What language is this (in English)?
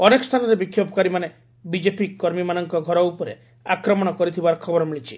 Odia